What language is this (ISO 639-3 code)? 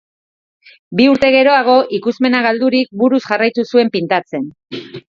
eus